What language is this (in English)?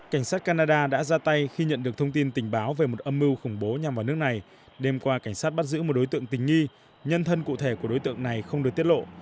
Vietnamese